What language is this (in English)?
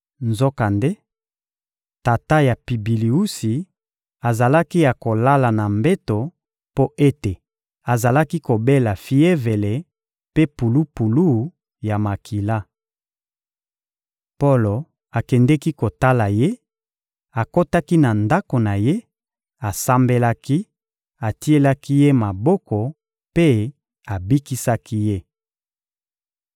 Lingala